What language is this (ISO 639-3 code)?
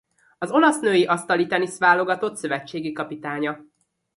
hun